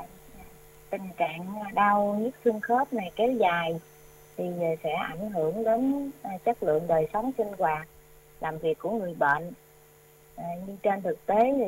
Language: Vietnamese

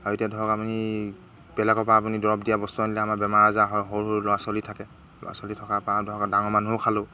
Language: Assamese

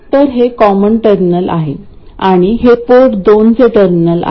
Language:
Marathi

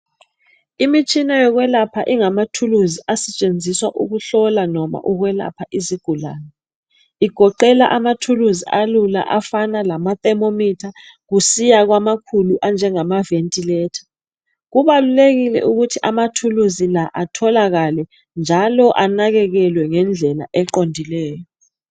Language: North Ndebele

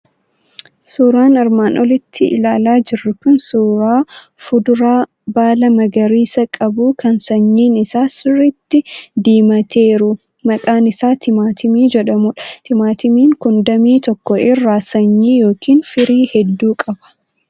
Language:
Oromo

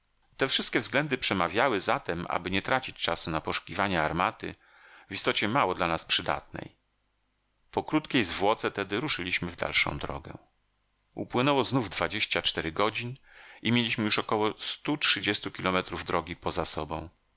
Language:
Polish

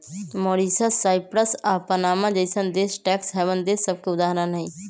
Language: Magahi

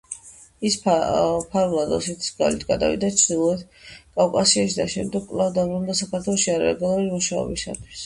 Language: Georgian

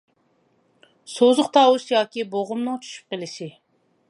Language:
Uyghur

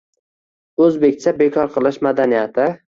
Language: Uzbek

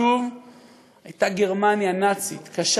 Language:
Hebrew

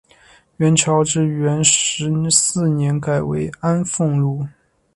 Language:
Chinese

